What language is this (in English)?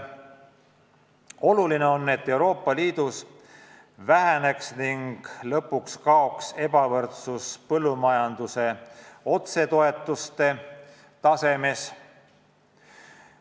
Estonian